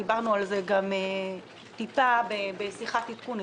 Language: Hebrew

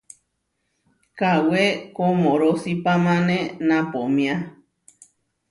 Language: Huarijio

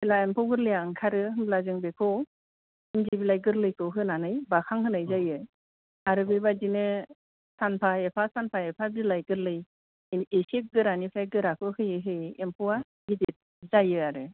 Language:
Bodo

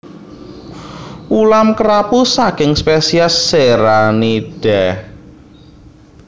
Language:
Javanese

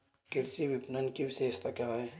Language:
Hindi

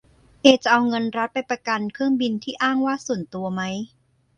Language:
Thai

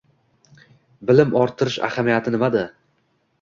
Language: Uzbek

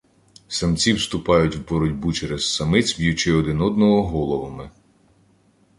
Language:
Ukrainian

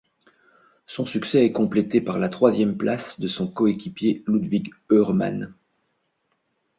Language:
French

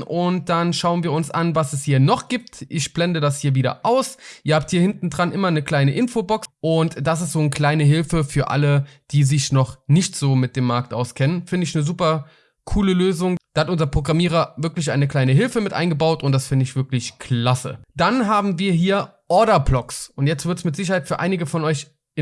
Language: German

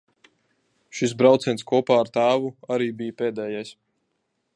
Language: Latvian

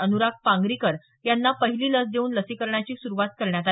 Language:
Marathi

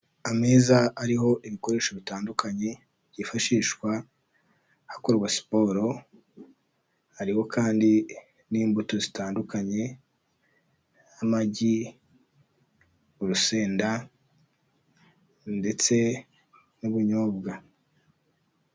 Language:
Kinyarwanda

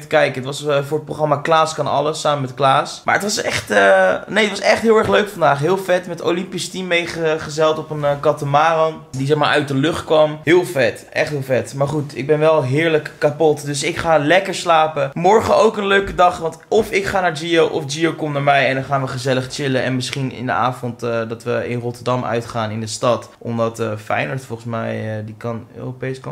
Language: Dutch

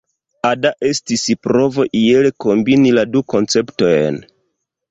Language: Esperanto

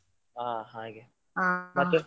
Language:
Kannada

